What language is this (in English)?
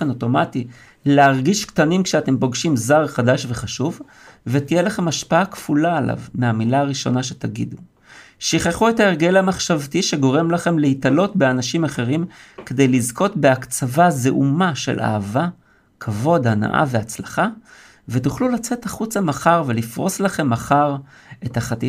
Hebrew